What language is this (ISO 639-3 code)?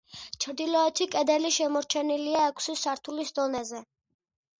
kat